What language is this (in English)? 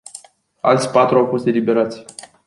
Romanian